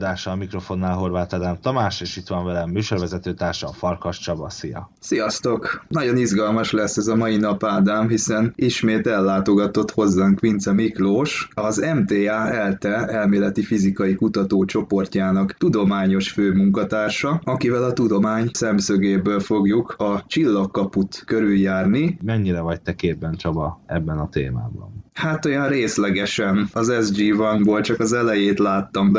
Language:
Hungarian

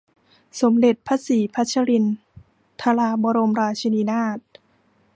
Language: Thai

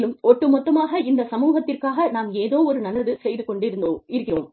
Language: Tamil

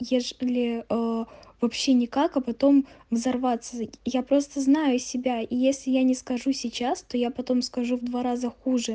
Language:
Russian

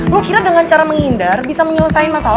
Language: Indonesian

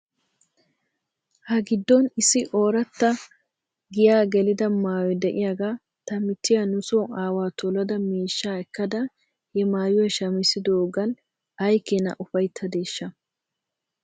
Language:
Wolaytta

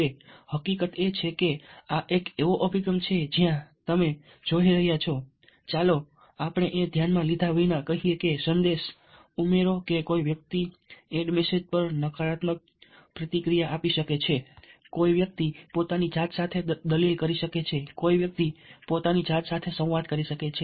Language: Gujarati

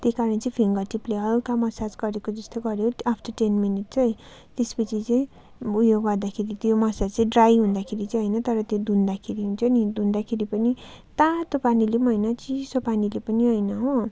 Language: Nepali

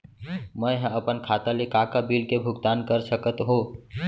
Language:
Chhattisgarhi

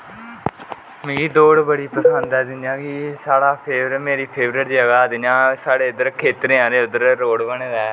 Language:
Dogri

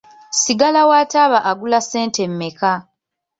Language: Ganda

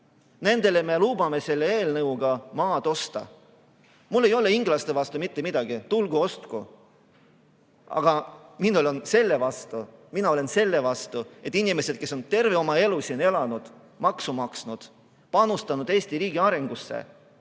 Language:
Estonian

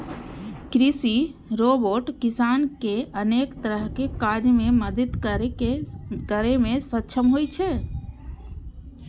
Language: Maithili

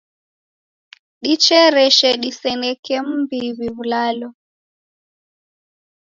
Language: Taita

